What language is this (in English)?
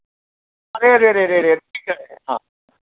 Hindi